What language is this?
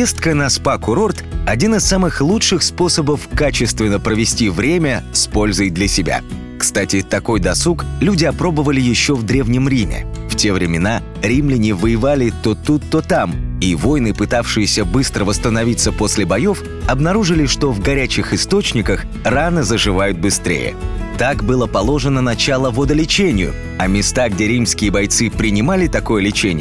Russian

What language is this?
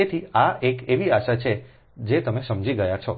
Gujarati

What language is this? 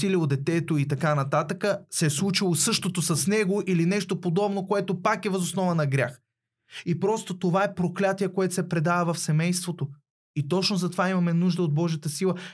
Bulgarian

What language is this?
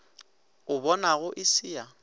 Northern Sotho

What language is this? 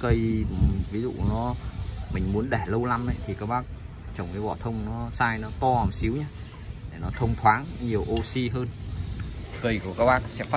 Vietnamese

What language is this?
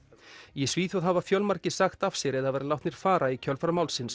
Icelandic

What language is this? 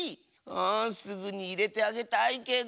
Japanese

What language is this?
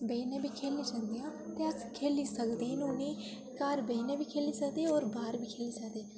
Dogri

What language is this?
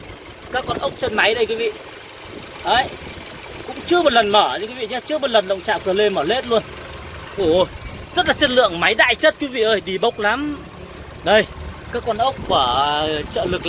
Vietnamese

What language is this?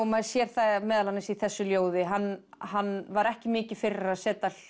Icelandic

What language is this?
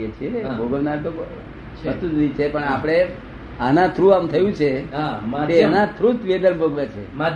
Gujarati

